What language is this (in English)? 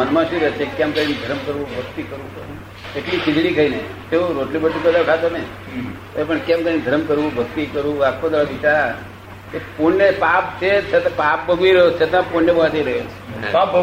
Gujarati